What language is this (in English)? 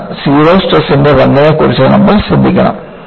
Malayalam